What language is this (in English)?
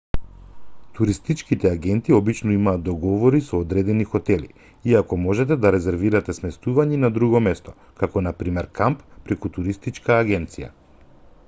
Macedonian